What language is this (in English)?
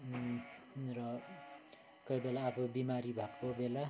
Nepali